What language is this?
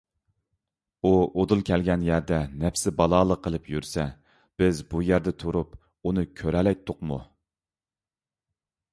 Uyghur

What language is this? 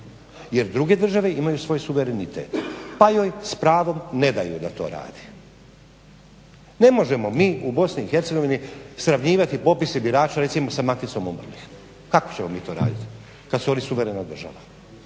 Croatian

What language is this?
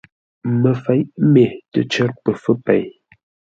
Ngombale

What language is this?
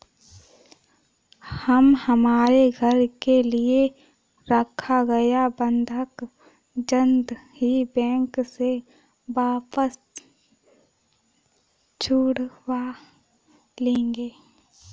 Hindi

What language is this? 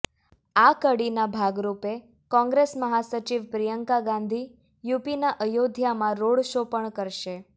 Gujarati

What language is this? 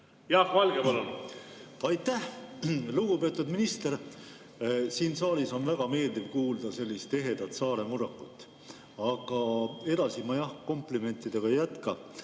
Estonian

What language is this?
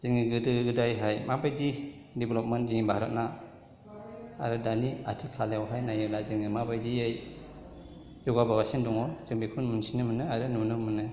Bodo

